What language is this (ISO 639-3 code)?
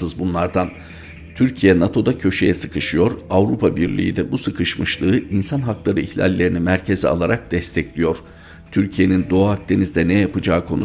tur